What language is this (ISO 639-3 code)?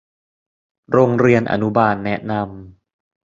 tha